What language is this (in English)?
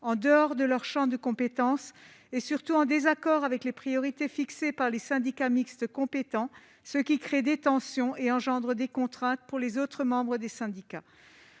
French